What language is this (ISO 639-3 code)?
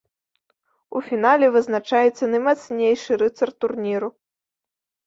bel